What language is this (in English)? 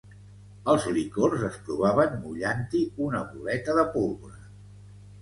Catalan